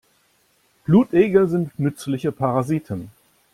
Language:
German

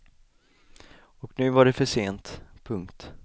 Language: Swedish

